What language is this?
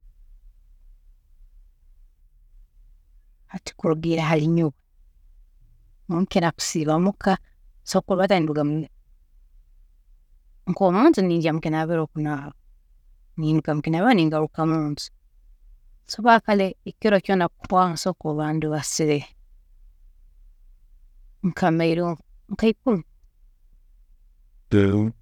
Tooro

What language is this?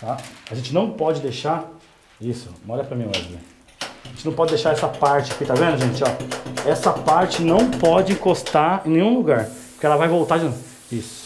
Portuguese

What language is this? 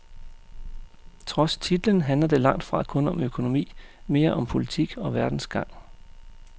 Danish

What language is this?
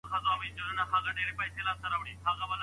Pashto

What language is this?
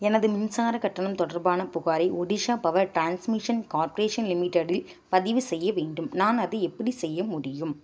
Tamil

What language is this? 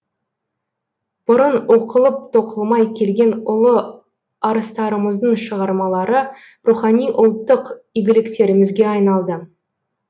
Kazakh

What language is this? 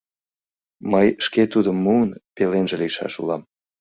Mari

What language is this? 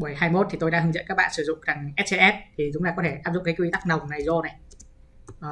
Vietnamese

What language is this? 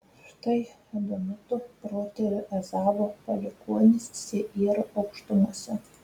Lithuanian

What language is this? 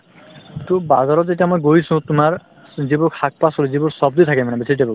Assamese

